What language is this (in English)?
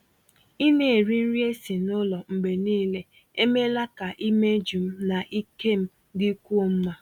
Igbo